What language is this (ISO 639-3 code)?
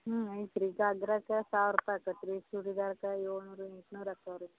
kan